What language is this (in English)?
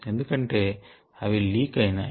Telugu